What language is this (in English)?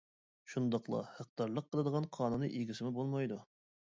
Uyghur